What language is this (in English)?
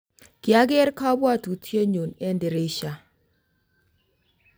Kalenjin